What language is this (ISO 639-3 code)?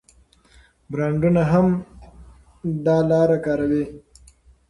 pus